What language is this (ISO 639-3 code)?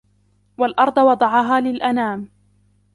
ara